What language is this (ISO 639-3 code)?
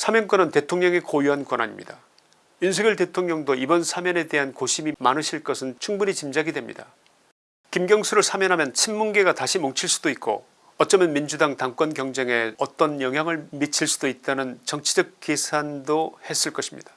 kor